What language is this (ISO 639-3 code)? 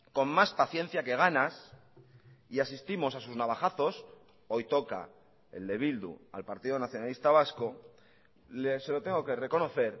spa